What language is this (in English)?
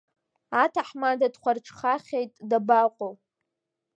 Abkhazian